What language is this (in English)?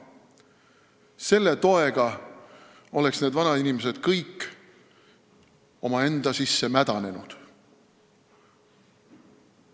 Estonian